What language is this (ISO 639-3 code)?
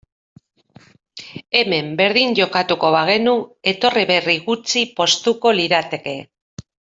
eus